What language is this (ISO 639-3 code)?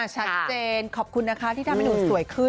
tha